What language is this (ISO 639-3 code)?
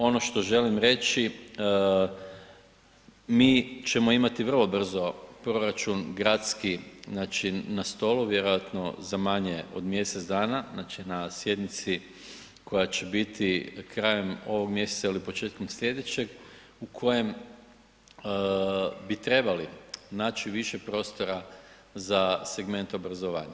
hrv